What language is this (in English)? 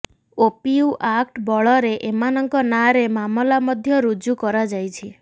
Odia